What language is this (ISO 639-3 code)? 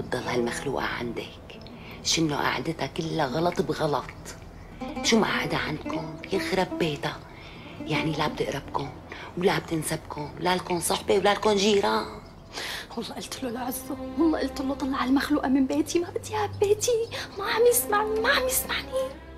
ara